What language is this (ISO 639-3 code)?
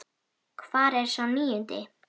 isl